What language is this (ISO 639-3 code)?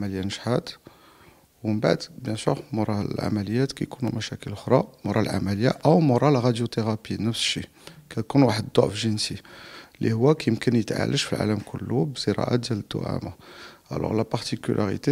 ara